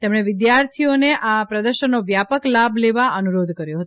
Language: Gujarati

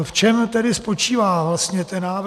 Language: Czech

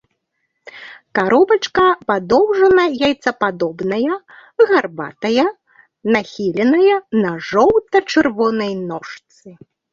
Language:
Belarusian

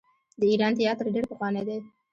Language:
Pashto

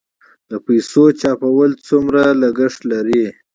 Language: Pashto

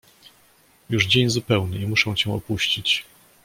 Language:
Polish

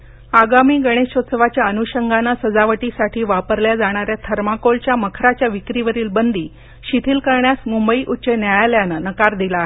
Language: Marathi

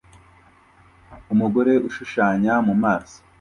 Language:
Kinyarwanda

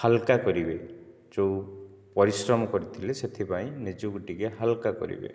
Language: Odia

